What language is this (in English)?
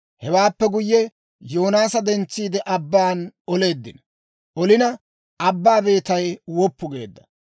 Dawro